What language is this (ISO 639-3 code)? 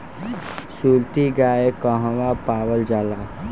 bho